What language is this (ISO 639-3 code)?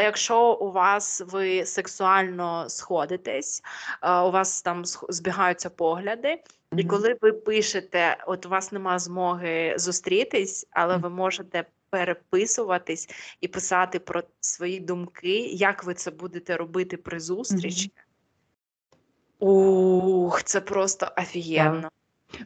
ukr